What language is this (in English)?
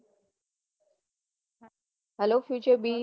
Gujarati